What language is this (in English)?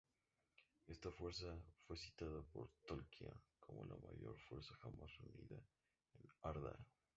Spanish